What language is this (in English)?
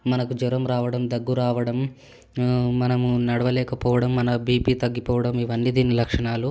Telugu